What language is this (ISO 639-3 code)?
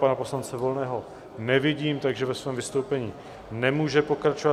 ces